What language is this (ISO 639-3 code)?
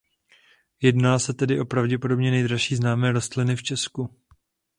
ces